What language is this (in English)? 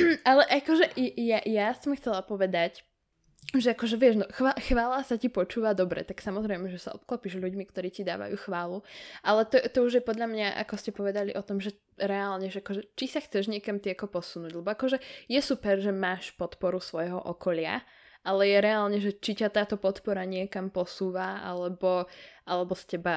Slovak